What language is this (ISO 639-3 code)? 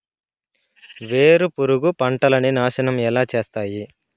tel